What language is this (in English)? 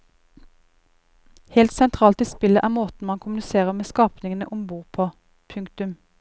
Norwegian